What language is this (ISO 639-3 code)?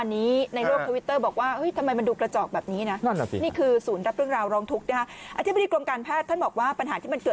tha